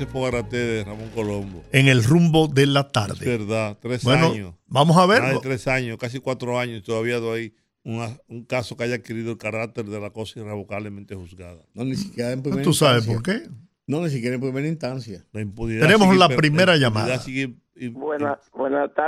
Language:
Spanish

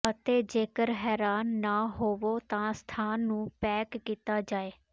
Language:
Punjabi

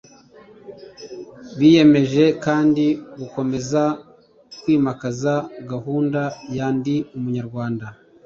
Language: Kinyarwanda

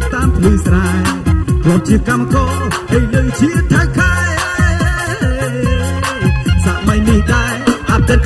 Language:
Vietnamese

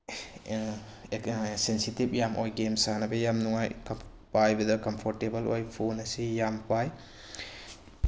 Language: Manipuri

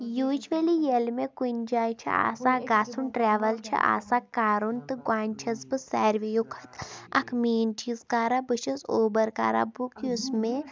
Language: Kashmiri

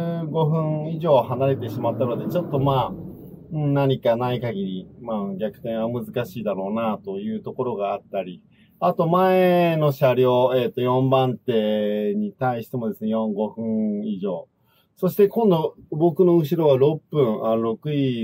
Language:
Japanese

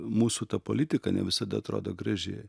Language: Lithuanian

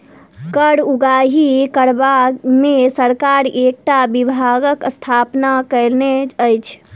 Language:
Maithili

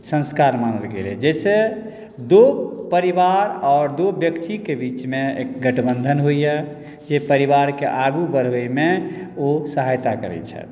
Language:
Maithili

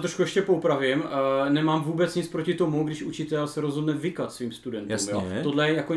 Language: Czech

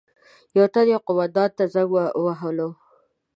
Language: Pashto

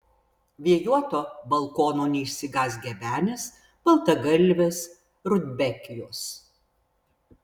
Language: Lithuanian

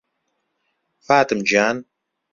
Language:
Central Kurdish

